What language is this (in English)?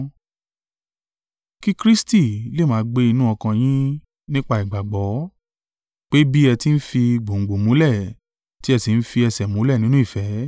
Yoruba